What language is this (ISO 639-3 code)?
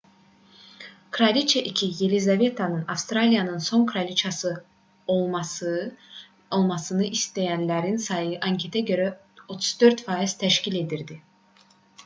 aze